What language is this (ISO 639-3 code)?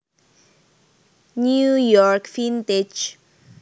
jav